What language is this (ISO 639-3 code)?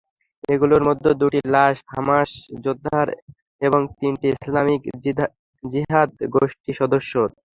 ben